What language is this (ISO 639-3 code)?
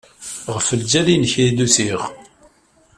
kab